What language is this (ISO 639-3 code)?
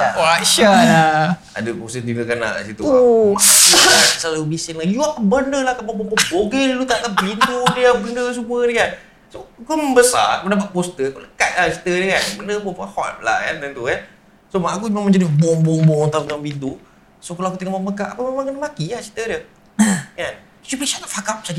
msa